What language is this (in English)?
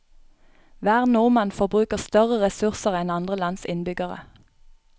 Norwegian